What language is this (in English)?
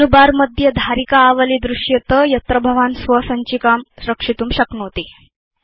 Sanskrit